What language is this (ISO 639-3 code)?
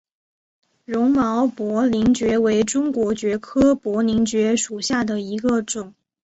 zho